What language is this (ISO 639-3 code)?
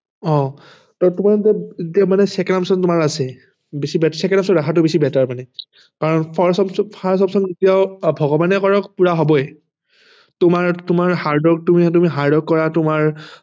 asm